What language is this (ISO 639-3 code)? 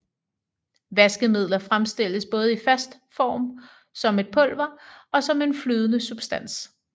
dan